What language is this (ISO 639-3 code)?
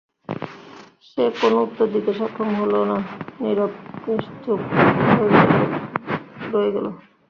ben